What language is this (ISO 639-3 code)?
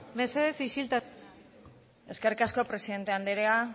eus